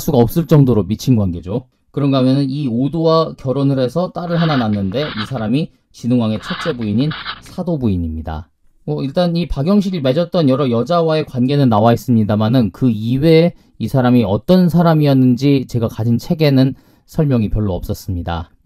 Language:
Korean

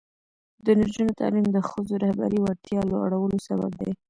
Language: Pashto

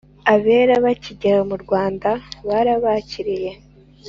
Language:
Kinyarwanda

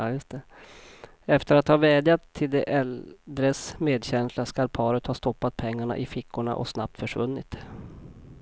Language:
Swedish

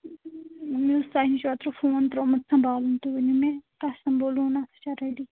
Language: Kashmiri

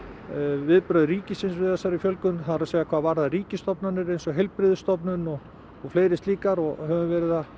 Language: Icelandic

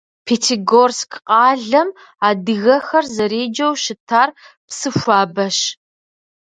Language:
Kabardian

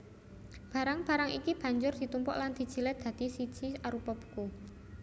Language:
Javanese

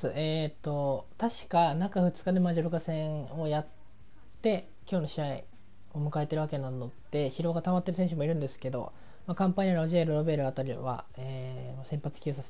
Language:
Japanese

